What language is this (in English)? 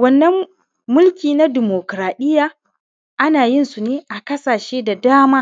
Hausa